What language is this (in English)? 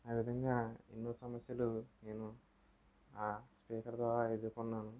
Telugu